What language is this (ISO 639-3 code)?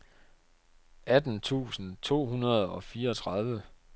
dan